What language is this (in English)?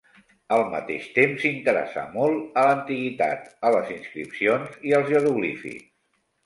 Catalan